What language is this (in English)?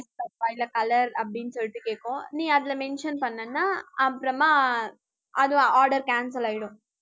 Tamil